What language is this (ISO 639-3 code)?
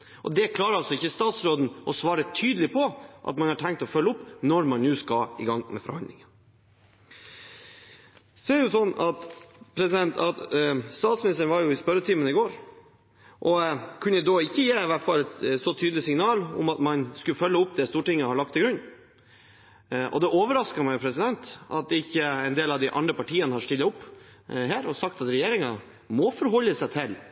nob